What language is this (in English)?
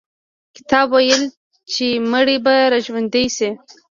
Pashto